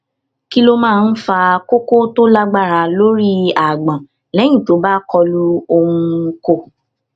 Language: Yoruba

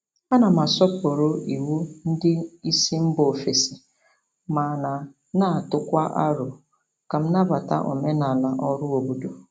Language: Igbo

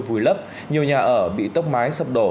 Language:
Vietnamese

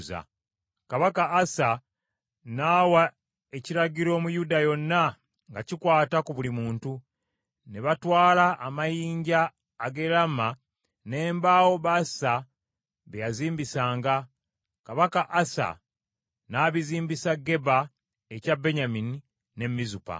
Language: Ganda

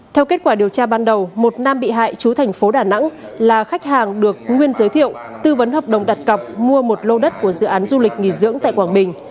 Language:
Vietnamese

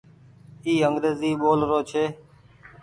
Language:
Goaria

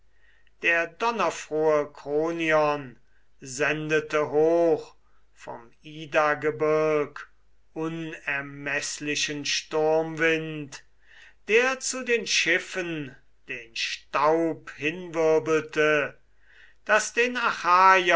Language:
German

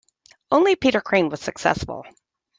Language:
English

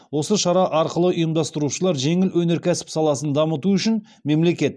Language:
Kazakh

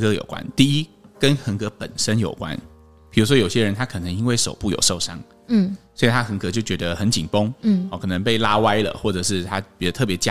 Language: Chinese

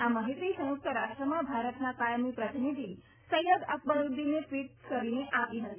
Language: Gujarati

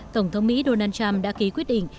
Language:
Vietnamese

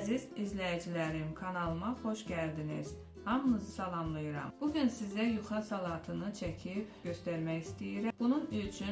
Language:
Turkish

